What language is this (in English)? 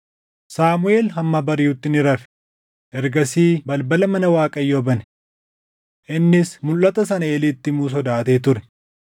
Oromo